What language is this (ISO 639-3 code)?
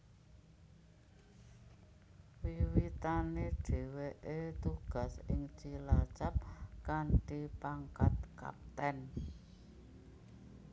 jav